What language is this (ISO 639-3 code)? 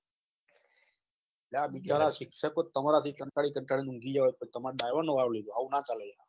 guj